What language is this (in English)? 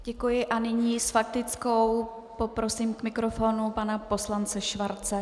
Czech